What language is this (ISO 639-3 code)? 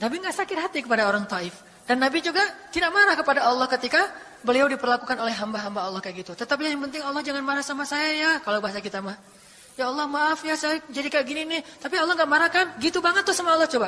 ind